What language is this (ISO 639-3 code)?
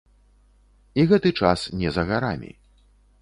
bel